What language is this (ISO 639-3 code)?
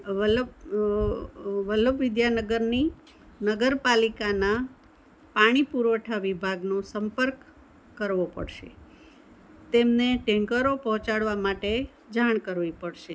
guj